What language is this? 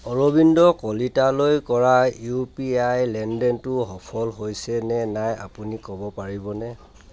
Assamese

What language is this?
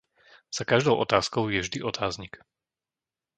Slovak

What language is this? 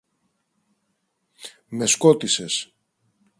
Greek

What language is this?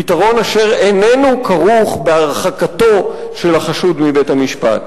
Hebrew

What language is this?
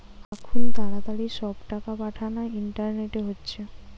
Bangla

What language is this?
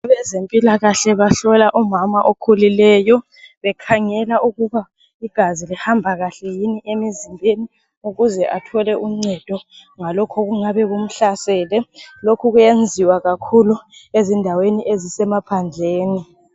North Ndebele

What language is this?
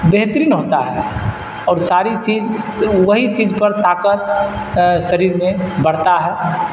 Urdu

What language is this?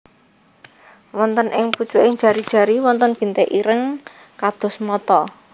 Javanese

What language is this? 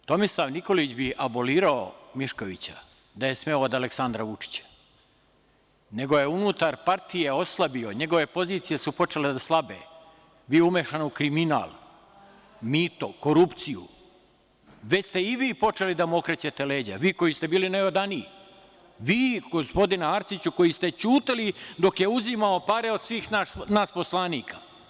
Serbian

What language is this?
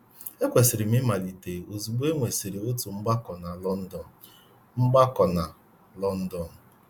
Igbo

